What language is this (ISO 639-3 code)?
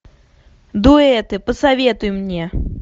rus